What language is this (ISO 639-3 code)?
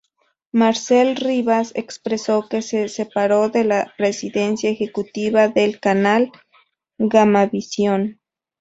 spa